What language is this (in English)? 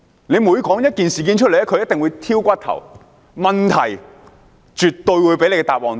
Cantonese